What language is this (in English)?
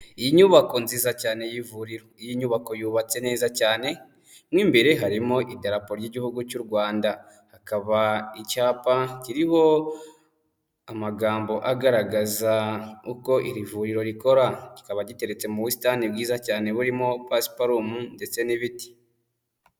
Kinyarwanda